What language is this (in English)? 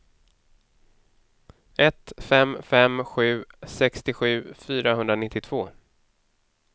Swedish